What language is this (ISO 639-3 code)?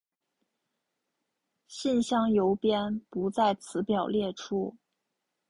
zho